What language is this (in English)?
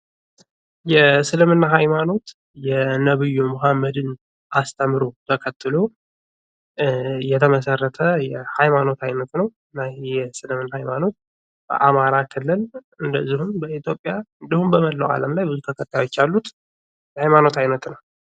Amharic